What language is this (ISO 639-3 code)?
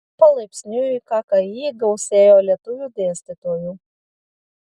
lit